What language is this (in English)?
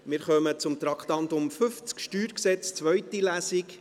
Swiss German